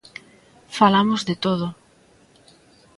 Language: Galician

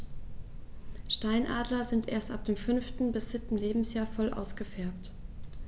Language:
German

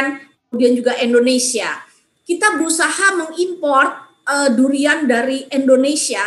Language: Indonesian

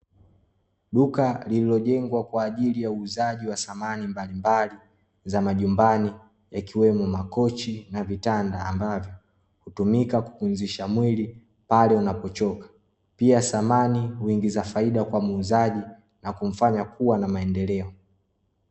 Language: Swahili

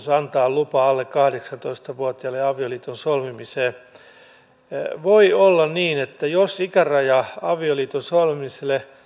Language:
Finnish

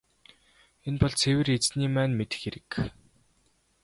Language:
Mongolian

